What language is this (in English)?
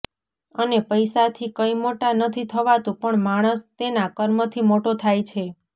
Gujarati